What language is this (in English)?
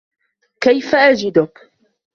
Arabic